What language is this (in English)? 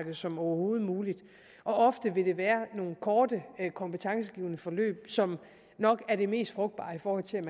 Danish